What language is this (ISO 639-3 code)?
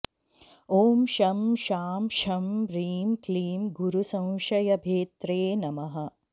san